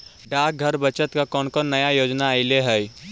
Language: Magahi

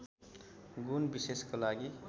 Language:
Nepali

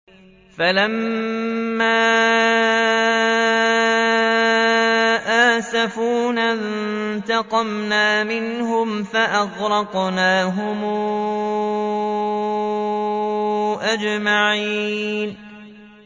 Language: Arabic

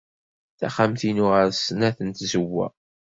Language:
Kabyle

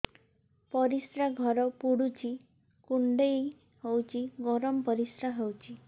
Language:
Odia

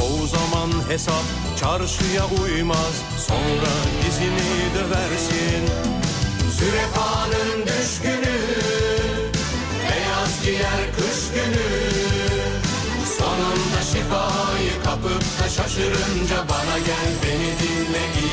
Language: Turkish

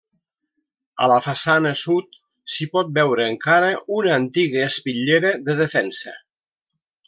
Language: Catalan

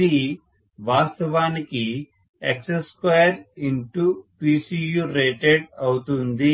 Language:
Telugu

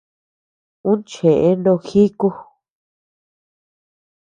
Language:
Tepeuxila Cuicatec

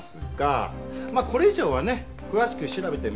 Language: Japanese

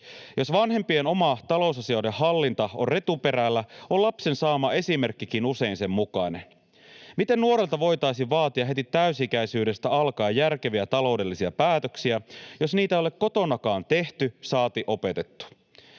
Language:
Finnish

